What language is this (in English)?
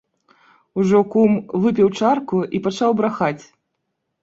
Belarusian